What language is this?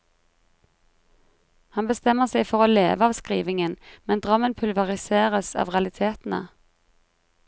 Norwegian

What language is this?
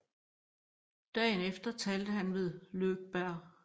Danish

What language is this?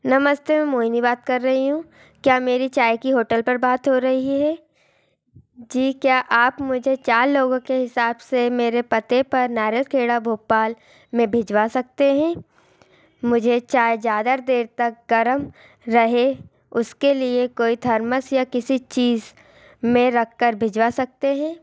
Hindi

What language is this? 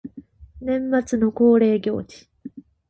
Japanese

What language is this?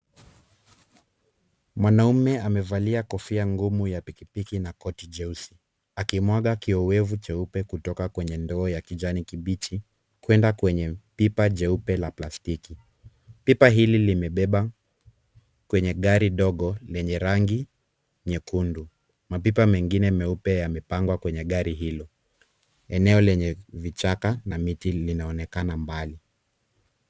Swahili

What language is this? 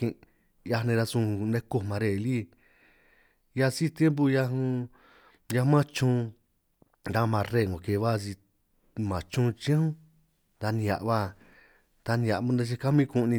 San Martín Itunyoso Triqui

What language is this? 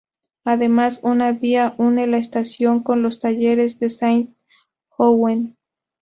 Spanish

